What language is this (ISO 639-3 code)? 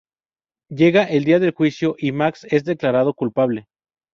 spa